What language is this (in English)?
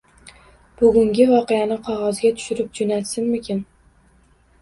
Uzbek